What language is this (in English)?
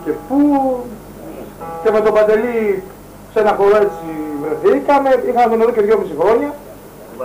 Greek